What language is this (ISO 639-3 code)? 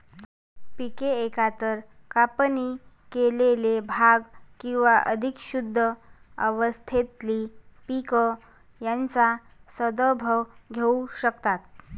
mar